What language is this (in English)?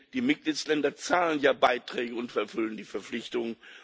German